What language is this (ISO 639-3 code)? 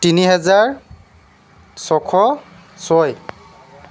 asm